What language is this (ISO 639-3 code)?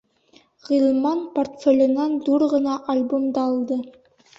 bak